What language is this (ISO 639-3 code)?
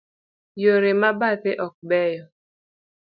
luo